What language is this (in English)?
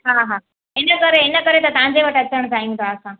Sindhi